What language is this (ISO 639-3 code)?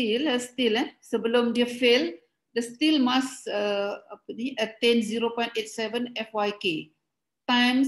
msa